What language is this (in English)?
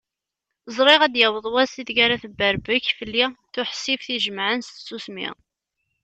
Kabyle